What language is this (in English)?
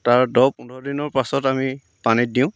Assamese